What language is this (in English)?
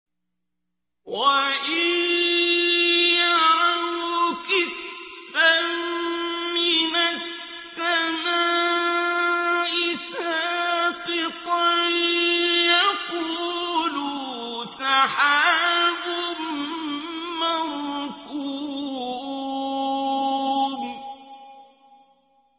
Arabic